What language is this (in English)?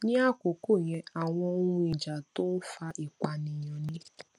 Yoruba